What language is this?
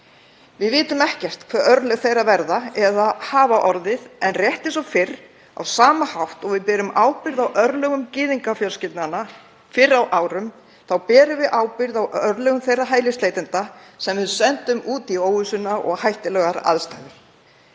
Icelandic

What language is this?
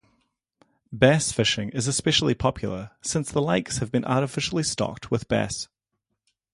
English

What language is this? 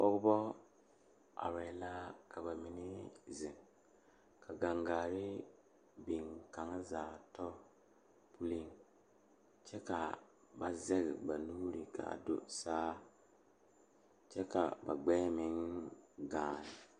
Southern Dagaare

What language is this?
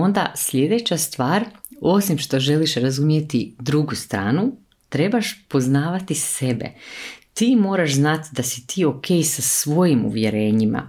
Croatian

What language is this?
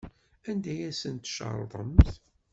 Kabyle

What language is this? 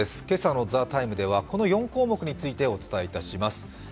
Japanese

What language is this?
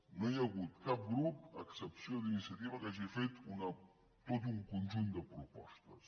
Catalan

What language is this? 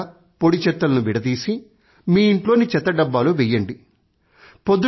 Telugu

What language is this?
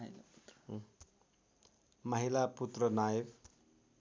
Nepali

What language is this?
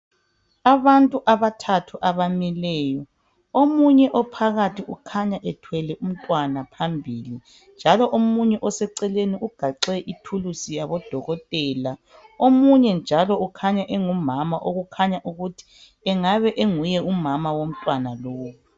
North Ndebele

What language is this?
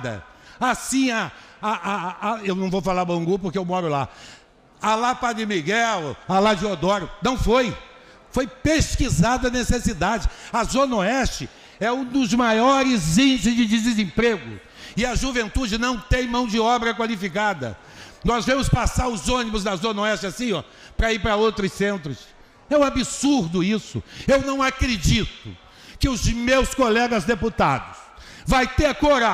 Portuguese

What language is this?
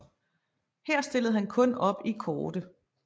Danish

